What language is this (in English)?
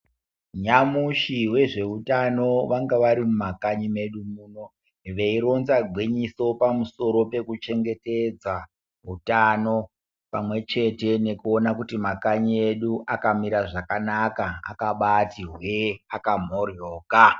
Ndau